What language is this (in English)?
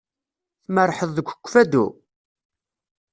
Kabyle